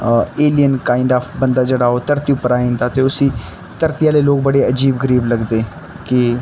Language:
Dogri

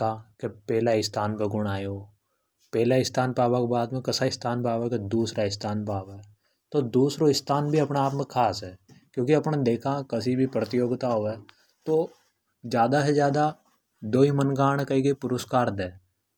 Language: Hadothi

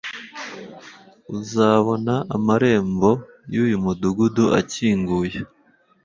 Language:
Kinyarwanda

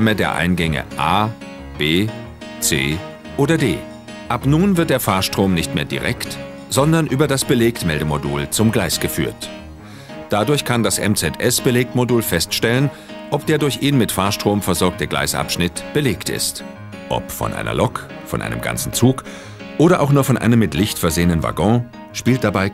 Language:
German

